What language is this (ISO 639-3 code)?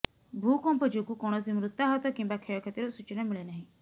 ori